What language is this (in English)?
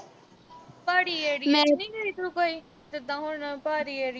Punjabi